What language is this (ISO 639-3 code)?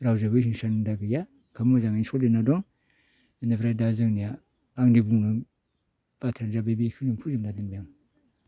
brx